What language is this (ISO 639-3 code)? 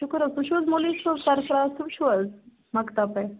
kas